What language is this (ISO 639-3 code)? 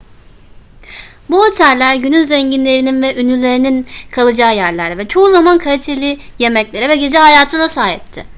tur